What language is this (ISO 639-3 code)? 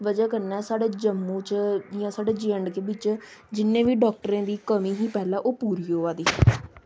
doi